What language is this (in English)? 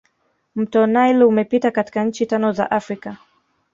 Swahili